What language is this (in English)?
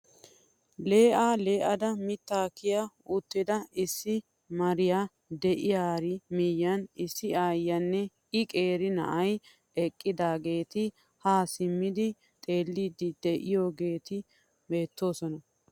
Wolaytta